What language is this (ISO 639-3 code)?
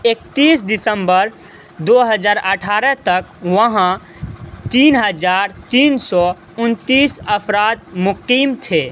urd